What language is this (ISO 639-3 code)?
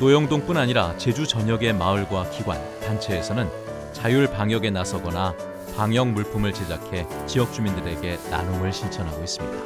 kor